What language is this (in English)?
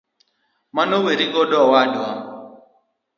Luo (Kenya and Tanzania)